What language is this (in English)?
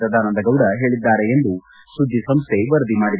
Kannada